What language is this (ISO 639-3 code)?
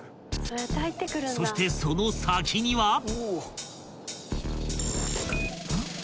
jpn